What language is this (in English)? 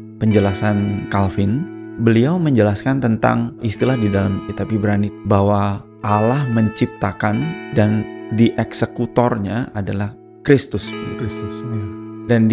Indonesian